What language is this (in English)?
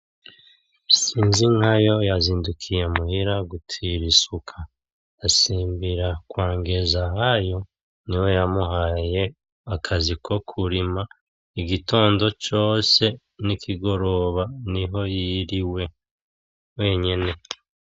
Rundi